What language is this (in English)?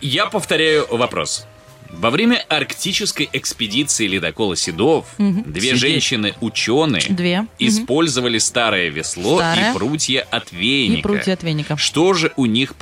Russian